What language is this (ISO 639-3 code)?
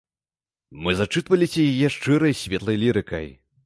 bel